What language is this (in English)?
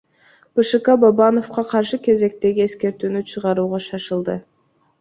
Kyrgyz